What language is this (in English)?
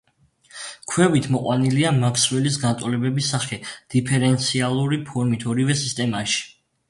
Georgian